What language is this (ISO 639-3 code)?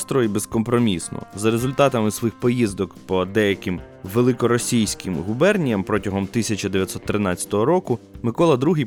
ukr